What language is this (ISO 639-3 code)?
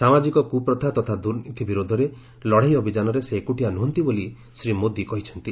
ori